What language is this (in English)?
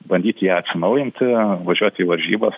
Lithuanian